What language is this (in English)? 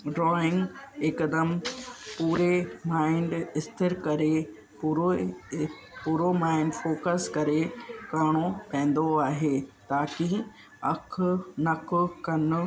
Sindhi